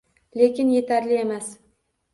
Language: Uzbek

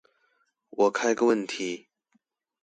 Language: Chinese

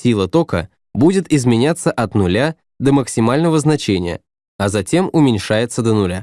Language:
Russian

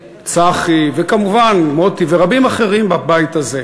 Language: Hebrew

